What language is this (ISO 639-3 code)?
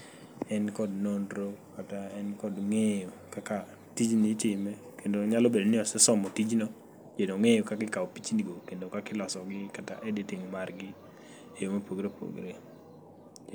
luo